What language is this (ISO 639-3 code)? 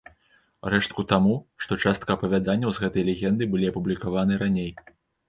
bel